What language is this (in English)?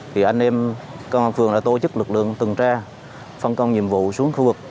Vietnamese